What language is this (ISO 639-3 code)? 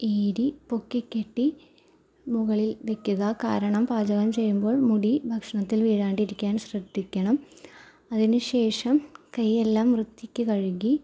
mal